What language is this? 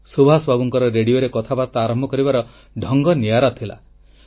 Odia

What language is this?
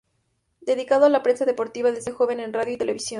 Spanish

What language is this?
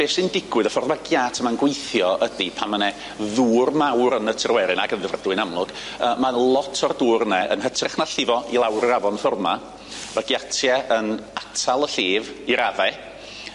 Welsh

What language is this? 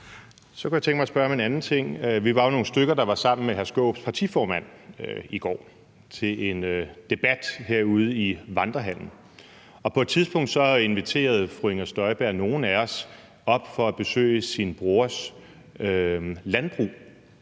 Danish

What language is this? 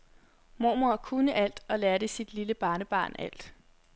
Danish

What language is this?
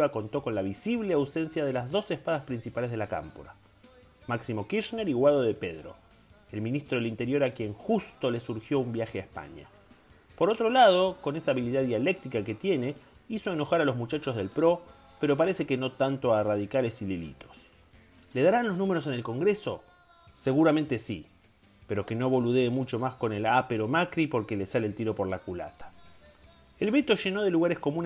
Spanish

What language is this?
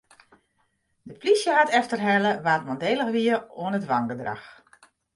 Western Frisian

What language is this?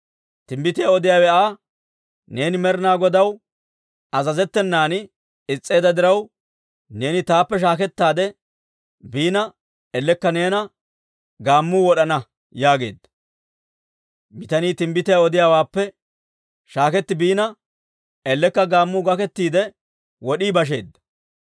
Dawro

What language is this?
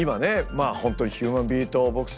Japanese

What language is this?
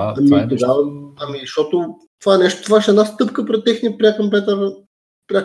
Bulgarian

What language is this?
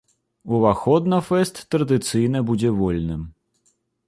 Belarusian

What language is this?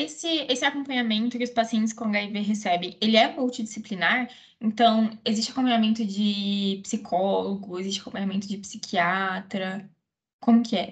Portuguese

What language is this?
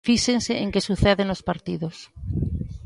Galician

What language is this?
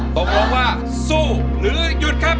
Thai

